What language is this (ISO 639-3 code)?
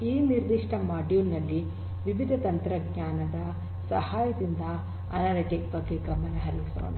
kan